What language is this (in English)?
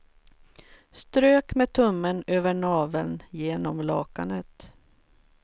Swedish